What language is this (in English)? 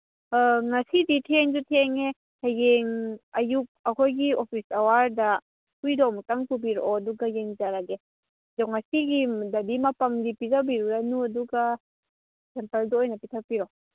Manipuri